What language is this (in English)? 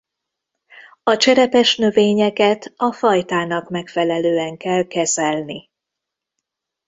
Hungarian